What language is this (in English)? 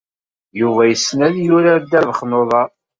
Kabyle